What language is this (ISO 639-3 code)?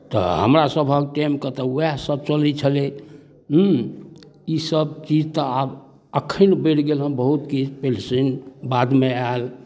mai